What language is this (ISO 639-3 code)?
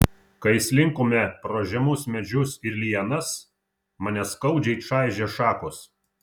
lit